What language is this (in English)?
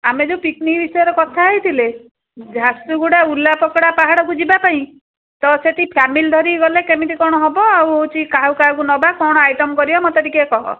Odia